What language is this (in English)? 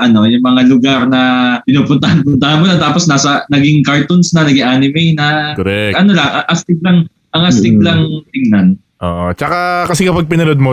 Filipino